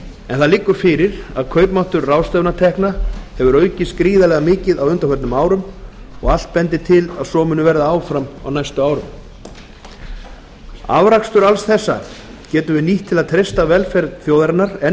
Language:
Icelandic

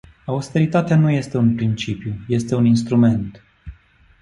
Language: Romanian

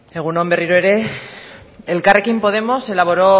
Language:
Basque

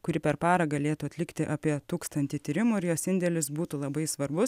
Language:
Lithuanian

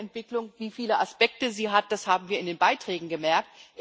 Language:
German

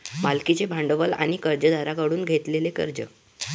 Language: Marathi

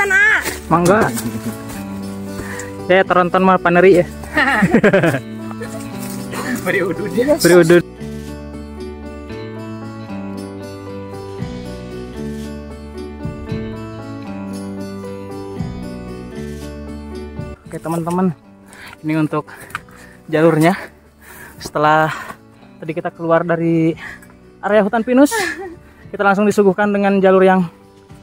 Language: Indonesian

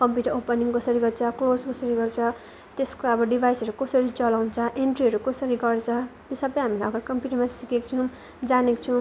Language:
Nepali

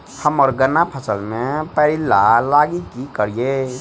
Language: Maithili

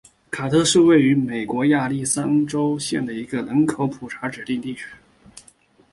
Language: Chinese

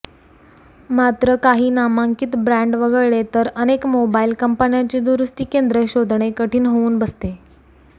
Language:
Marathi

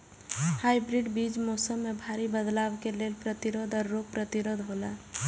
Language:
Maithili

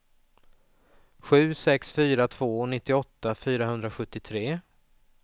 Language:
Swedish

